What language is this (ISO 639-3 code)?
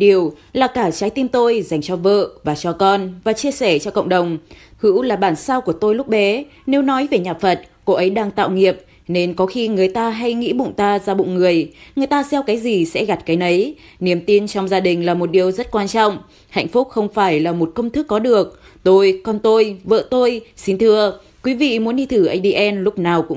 vie